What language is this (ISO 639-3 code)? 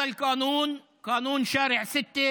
heb